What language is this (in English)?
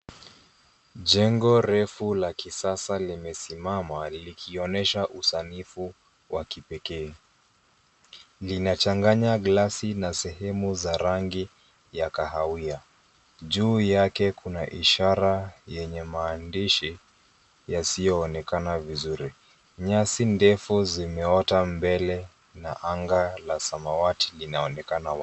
Swahili